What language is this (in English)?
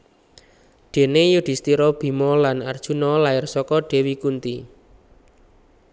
Javanese